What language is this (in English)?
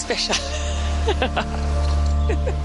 Welsh